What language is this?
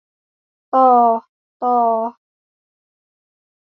Thai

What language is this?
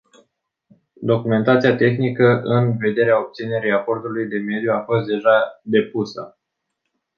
Romanian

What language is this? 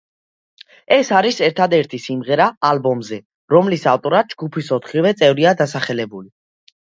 Georgian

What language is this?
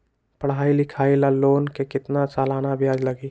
Magahi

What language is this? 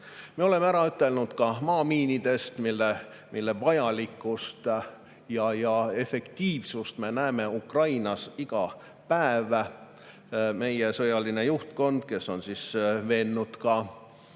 Estonian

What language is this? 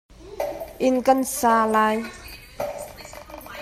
Hakha Chin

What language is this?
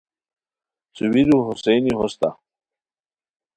Khowar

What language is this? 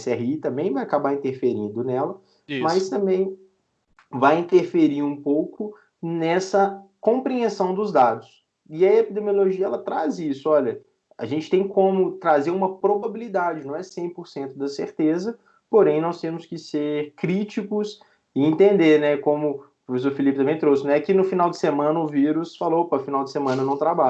Portuguese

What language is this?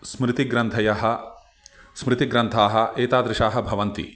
Sanskrit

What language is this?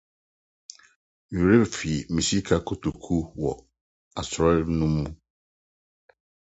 Akan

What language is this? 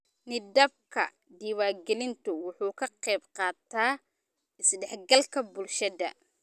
Somali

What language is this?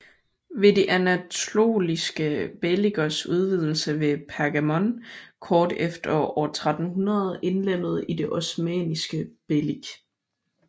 Danish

